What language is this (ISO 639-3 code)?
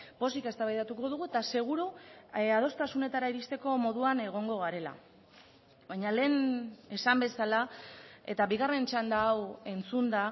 eus